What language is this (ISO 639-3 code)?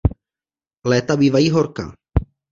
ces